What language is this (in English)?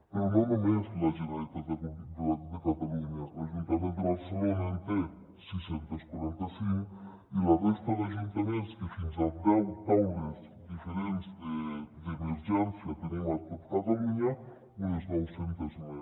Catalan